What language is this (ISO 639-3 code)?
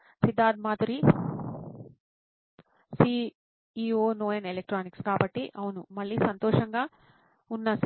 tel